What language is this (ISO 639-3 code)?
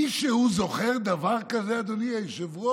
heb